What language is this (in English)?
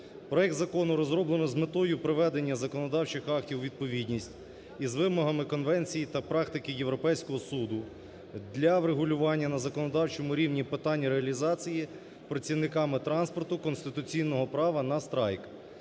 Ukrainian